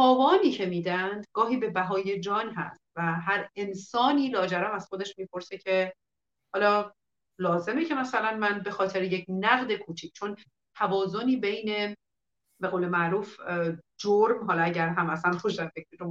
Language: Persian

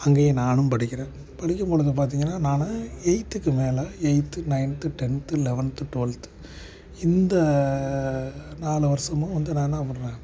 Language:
Tamil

